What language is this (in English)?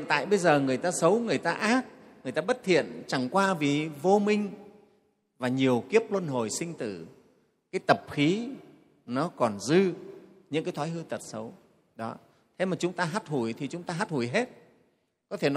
Vietnamese